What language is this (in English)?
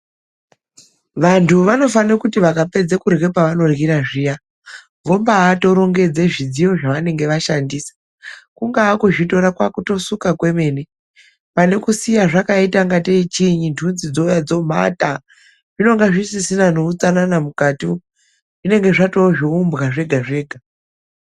Ndau